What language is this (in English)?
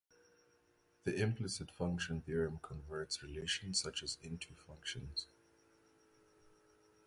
English